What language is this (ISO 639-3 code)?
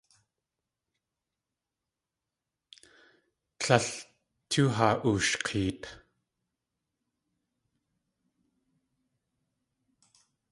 tli